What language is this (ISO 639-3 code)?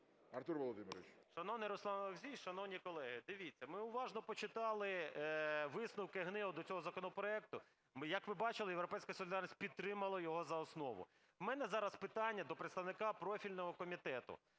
ukr